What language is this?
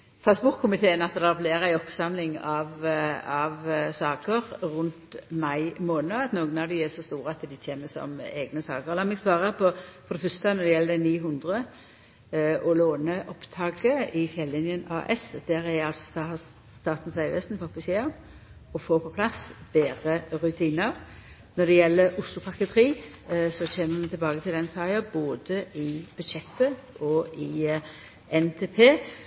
Norwegian Nynorsk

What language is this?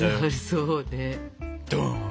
Japanese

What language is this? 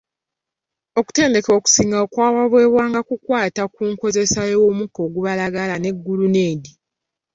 Ganda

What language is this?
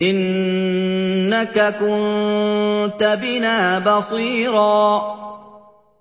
Arabic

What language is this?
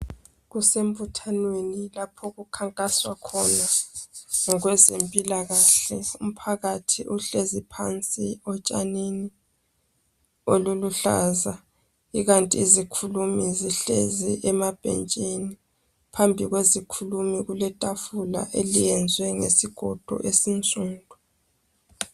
North Ndebele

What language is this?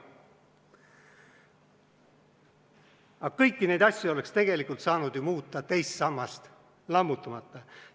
Estonian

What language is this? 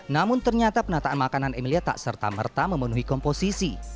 Indonesian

